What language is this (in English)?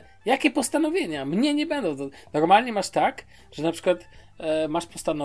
Polish